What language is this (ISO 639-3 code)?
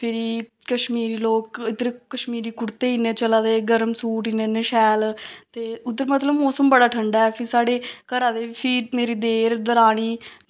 doi